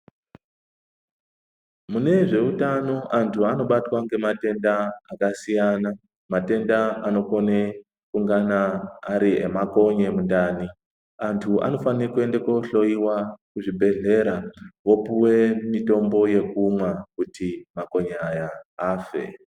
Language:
Ndau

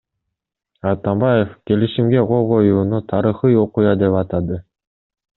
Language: Kyrgyz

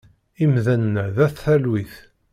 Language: Kabyle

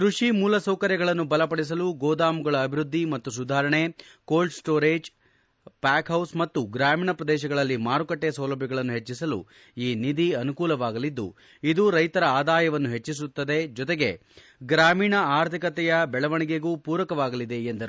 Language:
Kannada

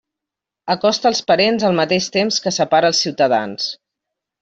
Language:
Catalan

